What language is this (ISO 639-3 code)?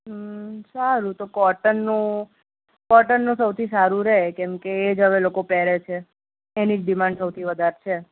guj